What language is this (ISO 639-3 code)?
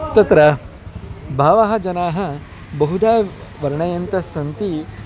san